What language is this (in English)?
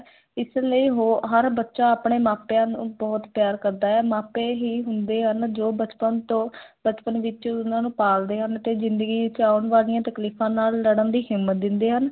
Punjabi